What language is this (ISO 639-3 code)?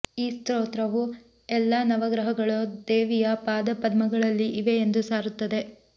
kan